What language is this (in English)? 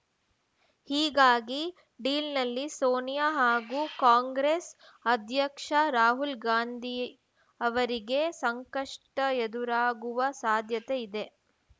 Kannada